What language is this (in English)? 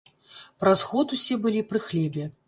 Belarusian